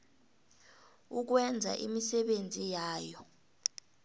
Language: South Ndebele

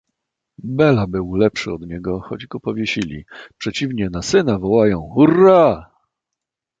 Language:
Polish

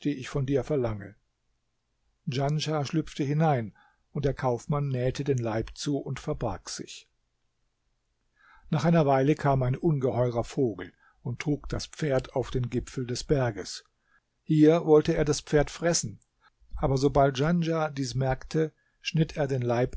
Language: German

